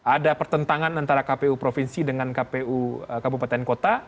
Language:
Indonesian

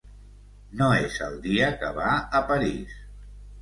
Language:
Catalan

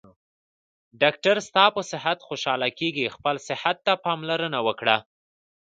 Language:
Pashto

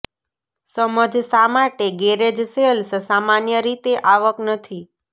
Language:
Gujarati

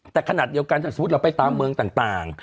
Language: Thai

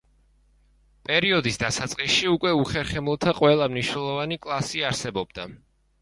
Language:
Georgian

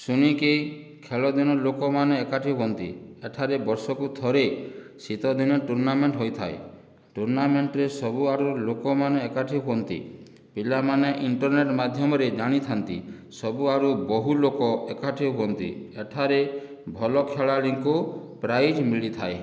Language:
Odia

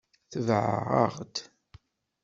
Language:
Kabyle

